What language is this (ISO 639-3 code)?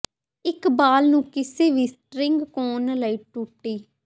pan